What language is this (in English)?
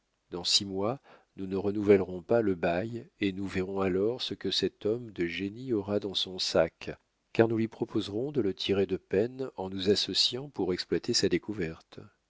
French